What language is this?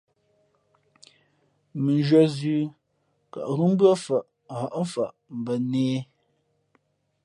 Fe'fe'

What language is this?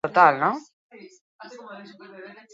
Basque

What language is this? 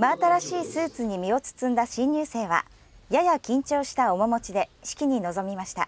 Japanese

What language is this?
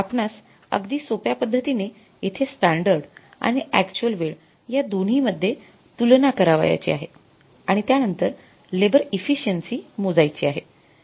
Marathi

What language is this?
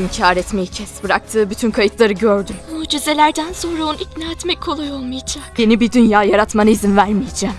Turkish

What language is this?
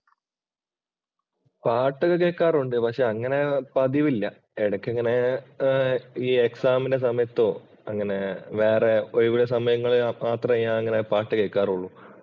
Malayalam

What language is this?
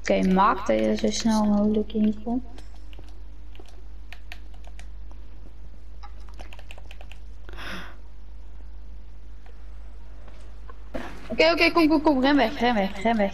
Dutch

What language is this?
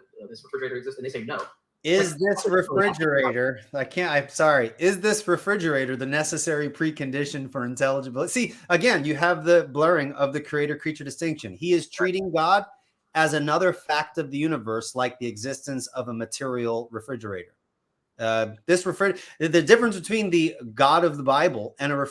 English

